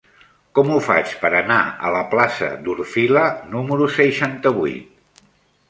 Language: Catalan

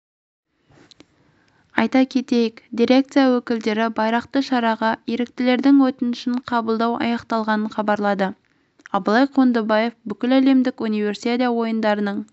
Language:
Kazakh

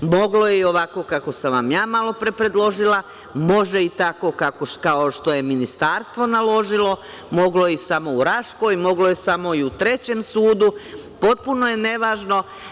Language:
Serbian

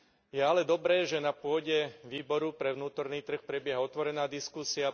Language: Slovak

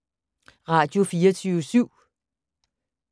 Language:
Danish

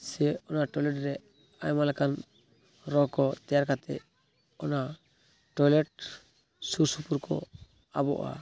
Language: Santali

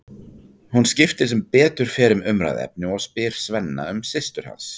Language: Icelandic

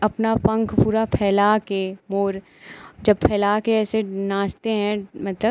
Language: Hindi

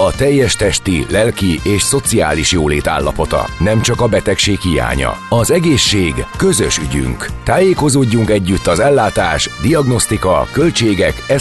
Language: Hungarian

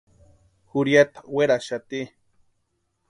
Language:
Western Highland Purepecha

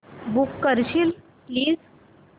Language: Marathi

